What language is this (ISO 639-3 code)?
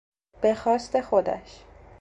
fas